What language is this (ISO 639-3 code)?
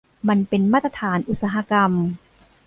tha